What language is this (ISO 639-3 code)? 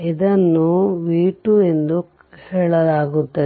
kan